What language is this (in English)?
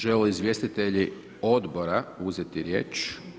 Croatian